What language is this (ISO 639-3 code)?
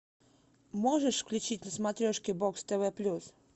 rus